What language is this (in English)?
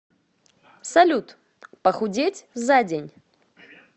Russian